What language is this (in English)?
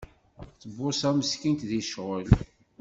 Kabyle